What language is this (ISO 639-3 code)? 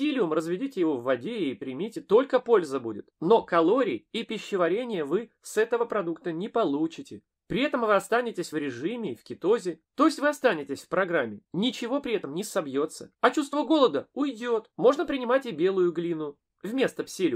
rus